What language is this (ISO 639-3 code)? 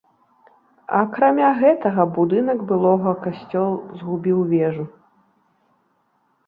bel